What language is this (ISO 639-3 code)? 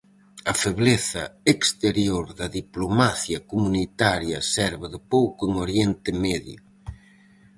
glg